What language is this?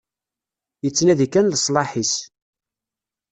Kabyle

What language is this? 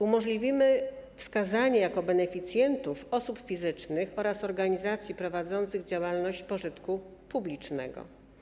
Polish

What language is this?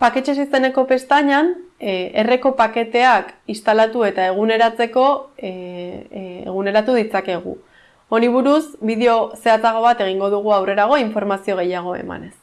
Spanish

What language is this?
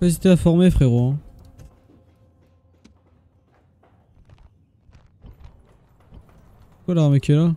French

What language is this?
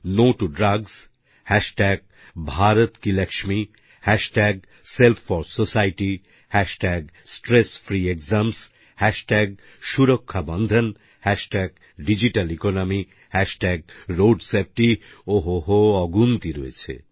Bangla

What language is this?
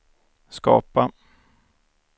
Swedish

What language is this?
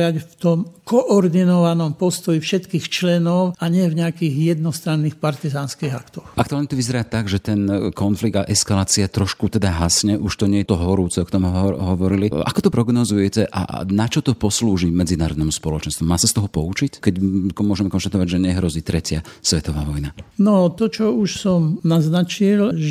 Slovak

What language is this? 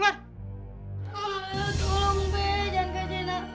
Indonesian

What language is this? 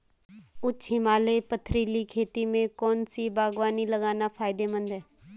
Hindi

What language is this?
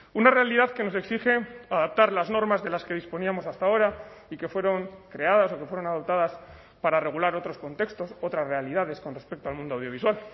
Spanish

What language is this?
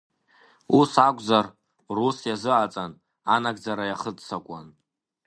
Abkhazian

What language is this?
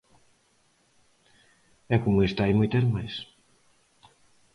Galician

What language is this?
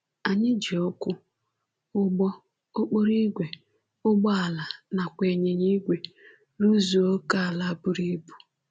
Igbo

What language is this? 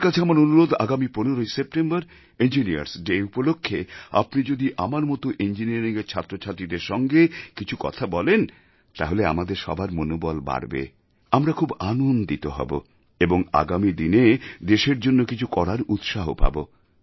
Bangla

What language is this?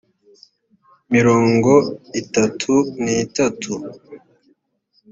Kinyarwanda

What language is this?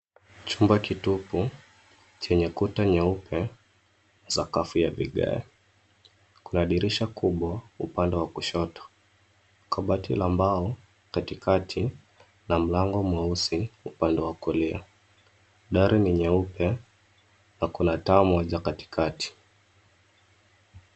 Swahili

